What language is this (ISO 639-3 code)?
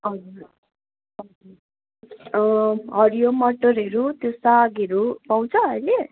nep